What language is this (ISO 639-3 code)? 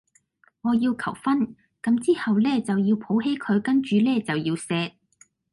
yue